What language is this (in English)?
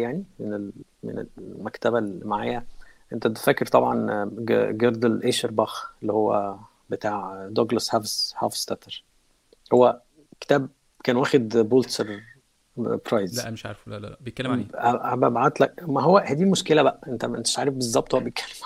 Arabic